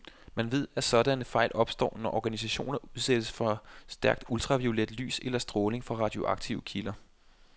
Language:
Danish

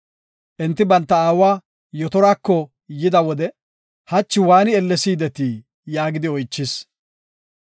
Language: Gofa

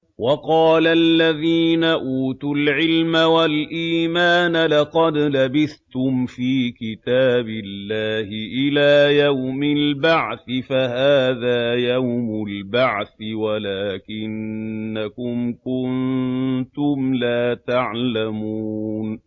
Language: Arabic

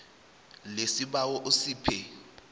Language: South Ndebele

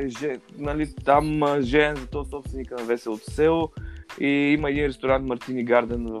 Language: Bulgarian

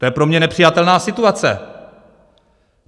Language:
Czech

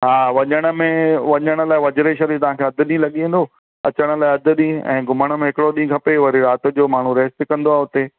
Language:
Sindhi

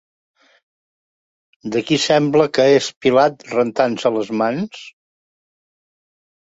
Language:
Catalan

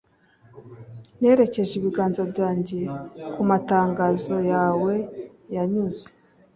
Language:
Kinyarwanda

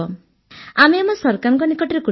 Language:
Odia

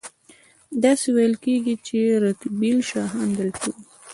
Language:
Pashto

